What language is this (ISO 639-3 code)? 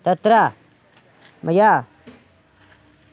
san